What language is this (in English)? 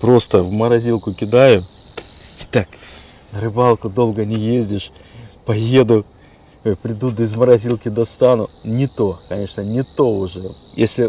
Russian